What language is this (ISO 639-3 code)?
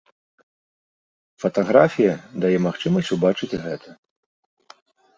bel